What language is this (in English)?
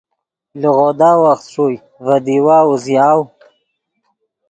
Yidgha